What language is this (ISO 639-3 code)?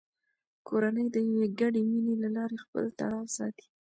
pus